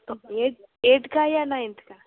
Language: Hindi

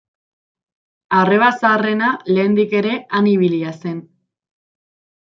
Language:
Basque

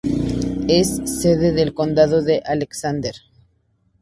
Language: Spanish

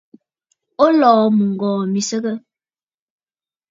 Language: Bafut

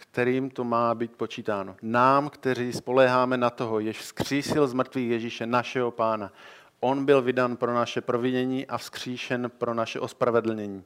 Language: Czech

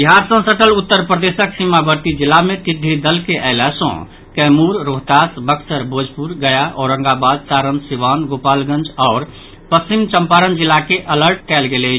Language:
Maithili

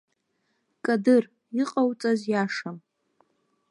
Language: Abkhazian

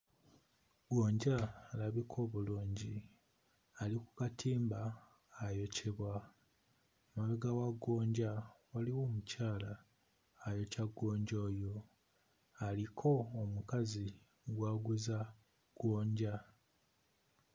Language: Ganda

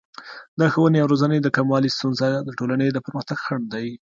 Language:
Pashto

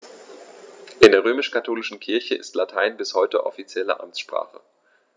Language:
German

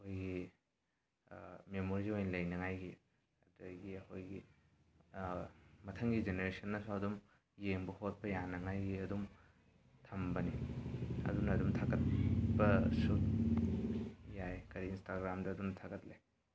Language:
Manipuri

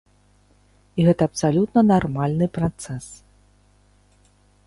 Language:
Belarusian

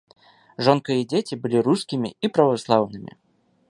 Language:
Belarusian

